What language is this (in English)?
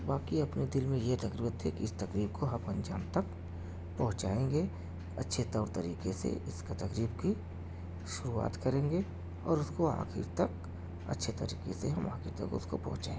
Urdu